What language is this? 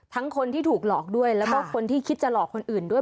Thai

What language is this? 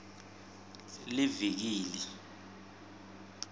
Swati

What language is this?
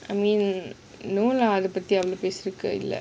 English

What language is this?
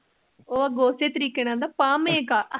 Punjabi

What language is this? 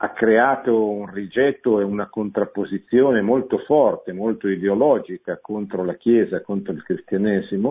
Italian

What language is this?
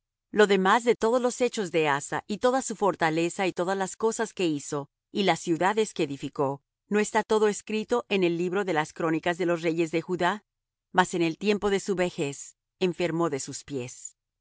Spanish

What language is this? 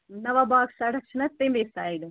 Kashmiri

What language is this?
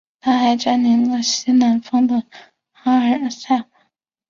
Chinese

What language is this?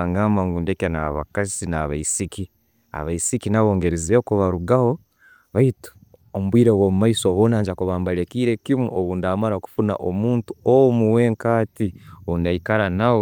Tooro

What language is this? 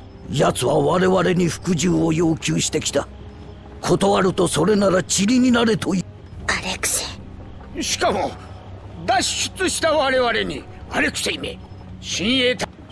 Japanese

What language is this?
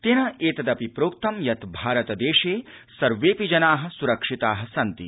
Sanskrit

